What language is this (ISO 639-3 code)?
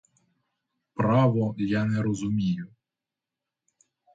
ukr